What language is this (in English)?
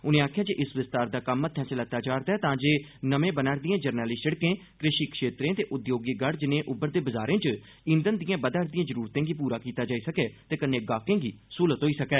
Dogri